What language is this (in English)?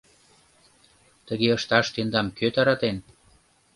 Mari